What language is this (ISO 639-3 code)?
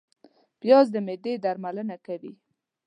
pus